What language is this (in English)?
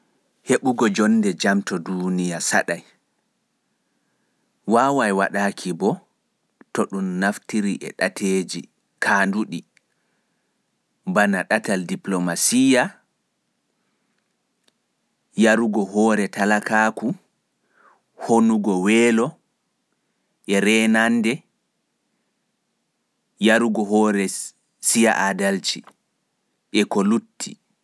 Fula